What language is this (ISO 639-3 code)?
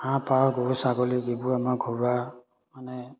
asm